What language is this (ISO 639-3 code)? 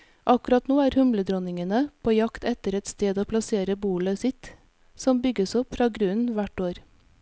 nor